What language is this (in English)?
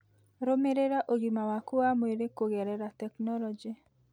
Kikuyu